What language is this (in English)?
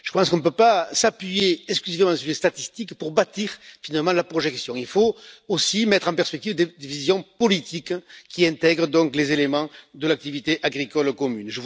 French